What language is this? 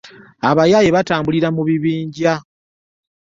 Ganda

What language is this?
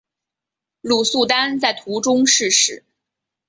Chinese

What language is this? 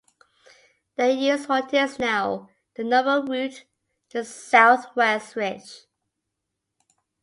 English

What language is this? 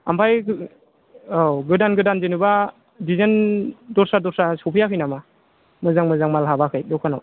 Bodo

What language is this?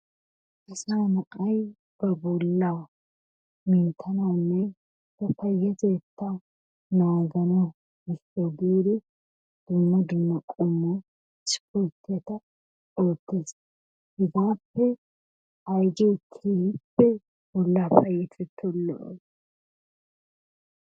Wolaytta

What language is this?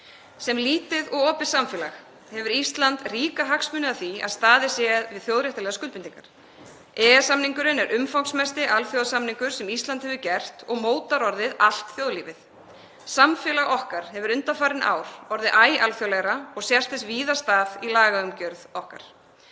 Icelandic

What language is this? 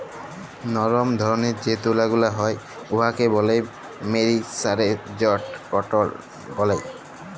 Bangla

